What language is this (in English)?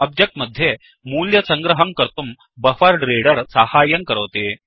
Sanskrit